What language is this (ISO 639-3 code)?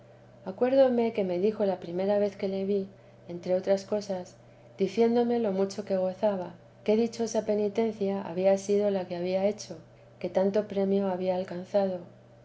spa